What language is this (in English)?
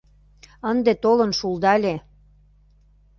Mari